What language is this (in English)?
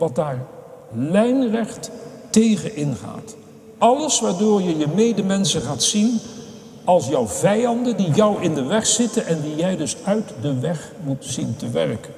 Dutch